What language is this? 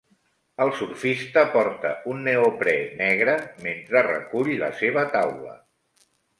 Catalan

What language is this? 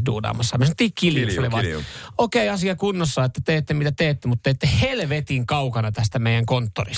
Finnish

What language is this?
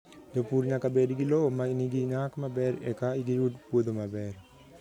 Luo (Kenya and Tanzania)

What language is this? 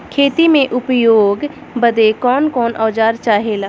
Bhojpuri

